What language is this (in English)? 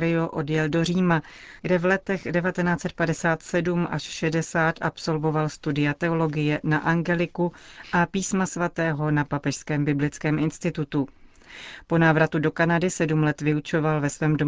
Czech